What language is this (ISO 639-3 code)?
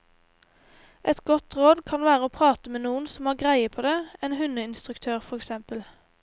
nor